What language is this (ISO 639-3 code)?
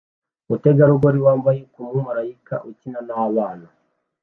kin